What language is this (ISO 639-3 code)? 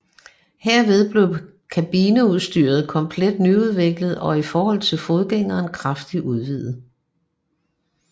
dan